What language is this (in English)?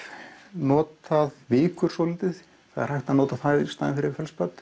Icelandic